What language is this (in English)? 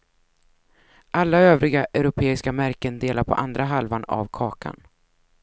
Swedish